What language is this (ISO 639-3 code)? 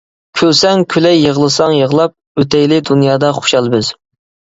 uig